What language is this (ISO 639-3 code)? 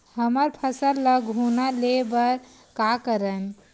hne